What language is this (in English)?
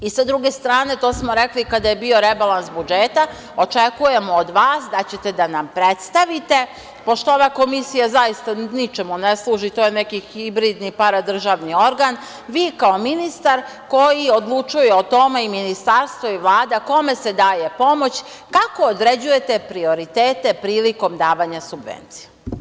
Serbian